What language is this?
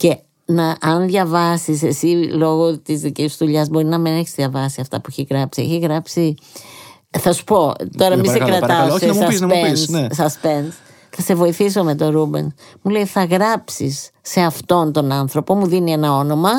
Greek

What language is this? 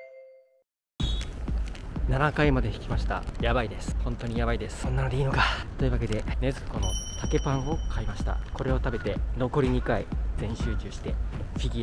Japanese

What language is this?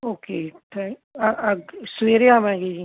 Punjabi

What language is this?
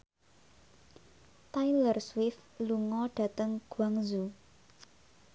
Javanese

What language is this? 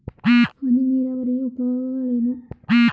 Kannada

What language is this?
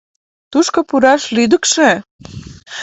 Mari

